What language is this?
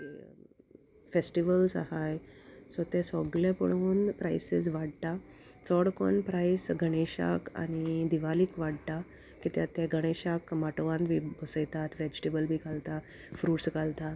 Konkani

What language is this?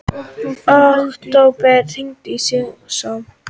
Icelandic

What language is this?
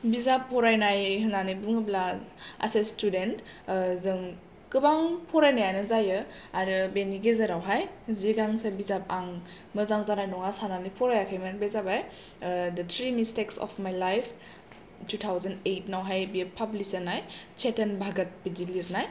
Bodo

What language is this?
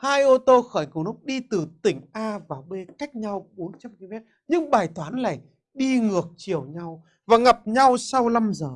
Vietnamese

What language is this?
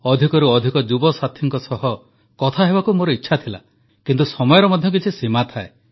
Odia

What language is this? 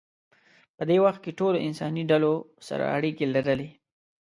Pashto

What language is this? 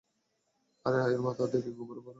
Bangla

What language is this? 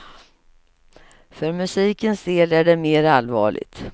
Swedish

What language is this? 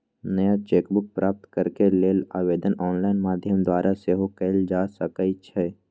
Magahi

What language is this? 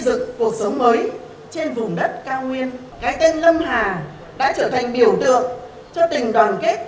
Vietnamese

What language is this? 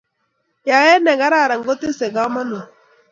Kalenjin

